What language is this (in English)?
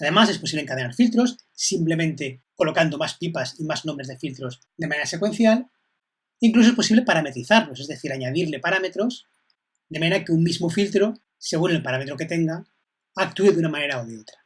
Spanish